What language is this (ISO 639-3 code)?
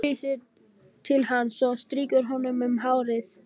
isl